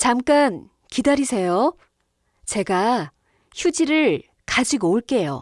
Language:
Korean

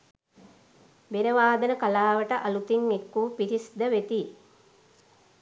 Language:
Sinhala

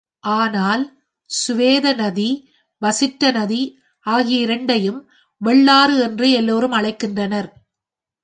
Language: Tamil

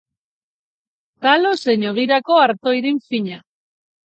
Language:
Basque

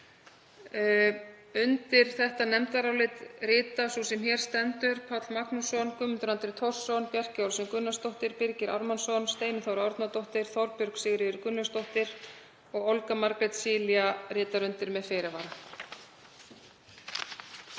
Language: Icelandic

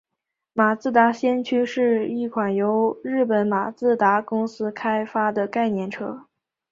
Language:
Chinese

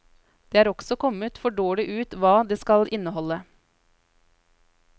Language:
Norwegian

